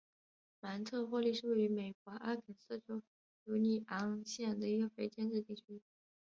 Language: Chinese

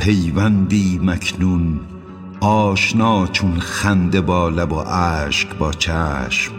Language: Persian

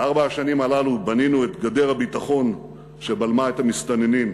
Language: Hebrew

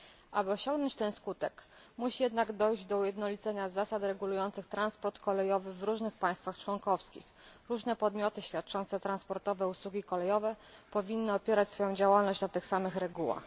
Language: Polish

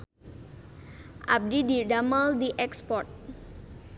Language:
Sundanese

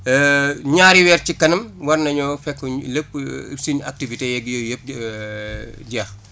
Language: Wolof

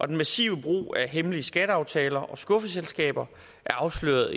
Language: Danish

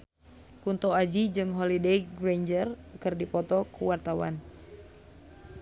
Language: Sundanese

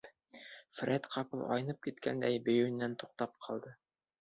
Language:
Bashkir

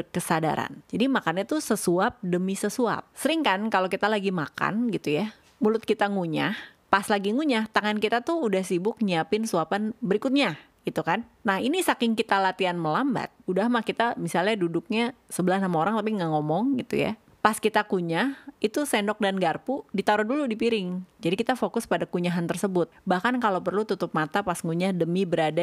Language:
Indonesian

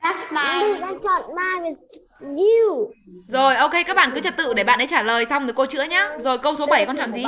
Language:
Vietnamese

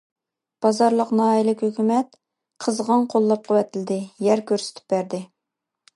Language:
Uyghur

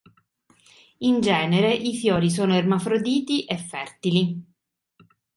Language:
Italian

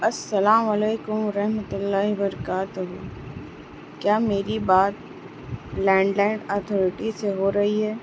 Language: Urdu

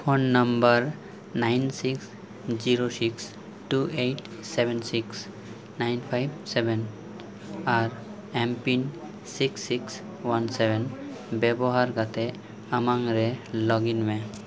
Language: Santali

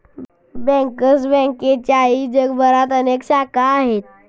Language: Marathi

